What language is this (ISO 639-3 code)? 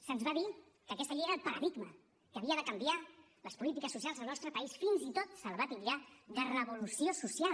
cat